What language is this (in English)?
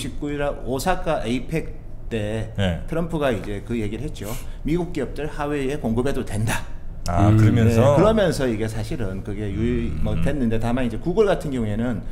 Korean